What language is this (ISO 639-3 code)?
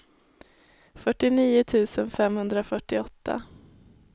swe